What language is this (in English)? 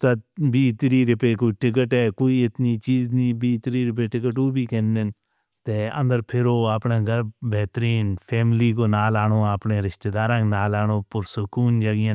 Northern Hindko